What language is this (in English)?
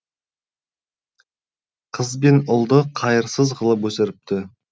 Kazakh